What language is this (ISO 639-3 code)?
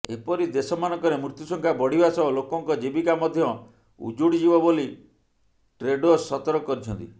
ori